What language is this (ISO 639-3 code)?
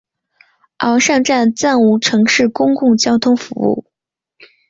zho